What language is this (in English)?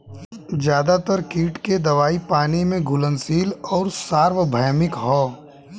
Bhojpuri